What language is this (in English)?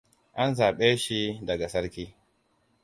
Hausa